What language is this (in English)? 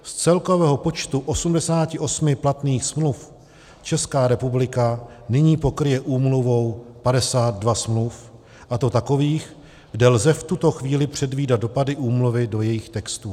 Czech